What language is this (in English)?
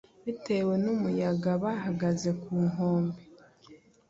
Kinyarwanda